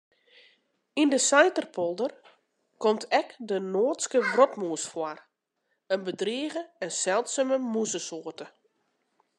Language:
Western Frisian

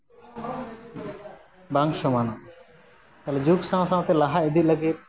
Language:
Santali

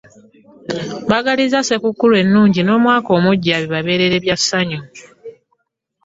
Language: Ganda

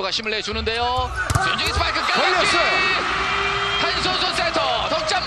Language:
Korean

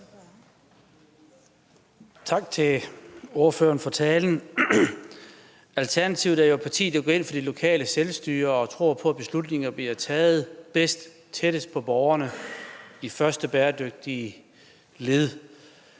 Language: Danish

